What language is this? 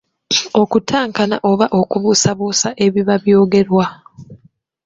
Ganda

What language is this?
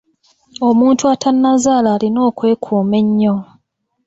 Ganda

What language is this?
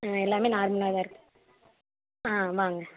Tamil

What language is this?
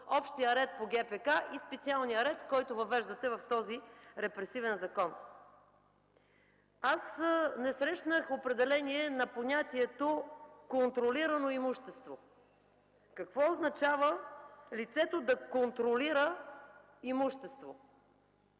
Bulgarian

